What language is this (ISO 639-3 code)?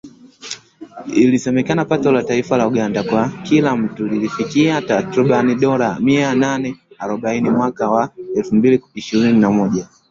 swa